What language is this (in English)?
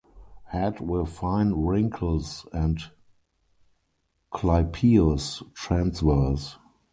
English